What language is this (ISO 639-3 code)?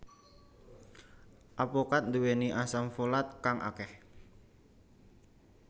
jav